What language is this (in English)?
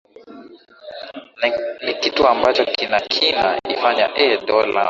Swahili